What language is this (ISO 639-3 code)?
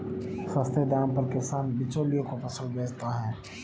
hin